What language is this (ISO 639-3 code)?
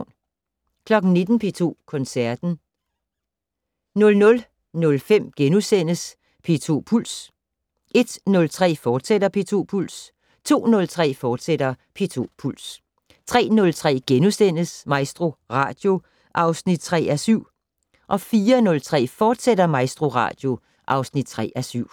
dan